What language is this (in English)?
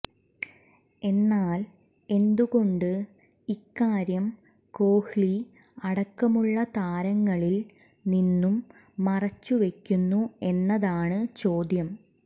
Malayalam